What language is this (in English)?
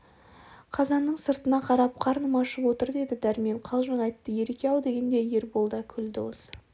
Kazakh